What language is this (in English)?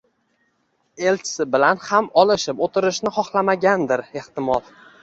Uzbek